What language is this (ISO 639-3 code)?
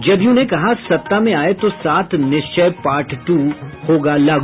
hin